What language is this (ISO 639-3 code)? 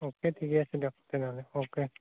asm